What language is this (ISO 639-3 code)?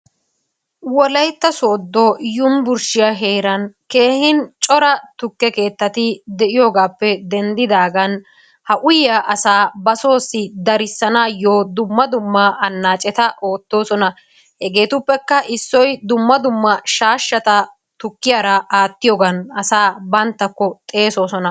wal